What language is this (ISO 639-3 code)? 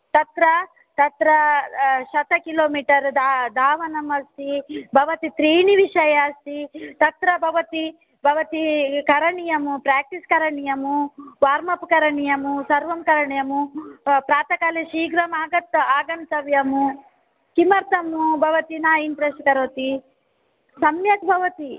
san